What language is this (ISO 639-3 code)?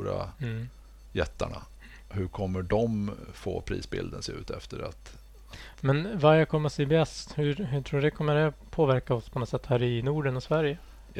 swe